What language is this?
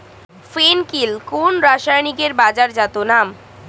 Bangla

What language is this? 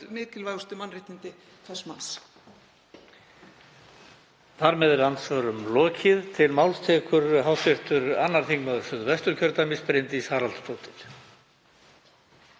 Icelandic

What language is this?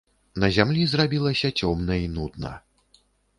Belarusian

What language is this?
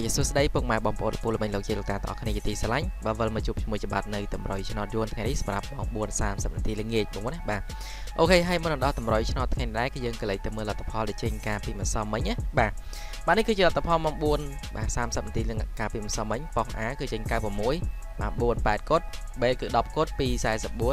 Vietnamese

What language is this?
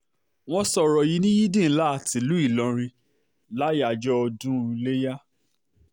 Yoruba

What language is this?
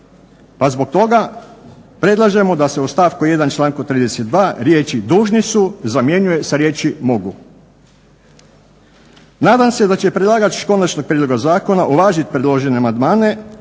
Croatian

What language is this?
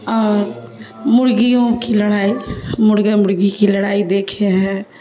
Urdu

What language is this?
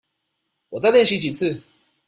Chinese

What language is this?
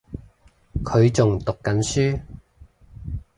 Cantonese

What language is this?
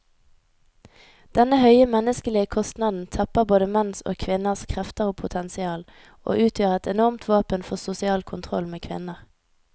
Norwegian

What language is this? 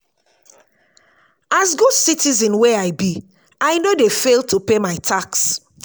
Nigerian Pidgin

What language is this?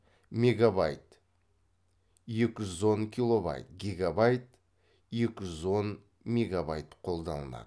Kazakh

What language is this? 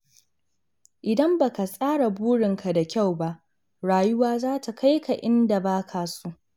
Hausa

